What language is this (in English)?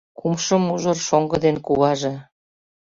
Mari